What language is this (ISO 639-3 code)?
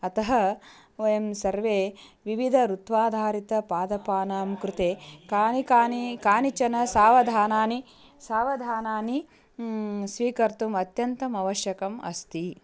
san